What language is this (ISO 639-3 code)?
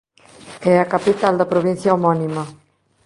glg